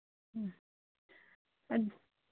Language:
Manipuri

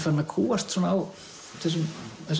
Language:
Icelandic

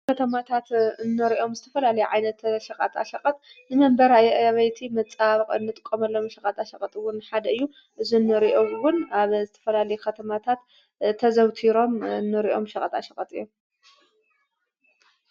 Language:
Tigrinya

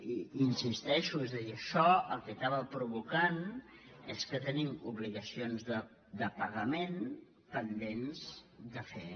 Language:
Catalan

